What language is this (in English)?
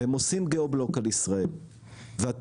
Hebrew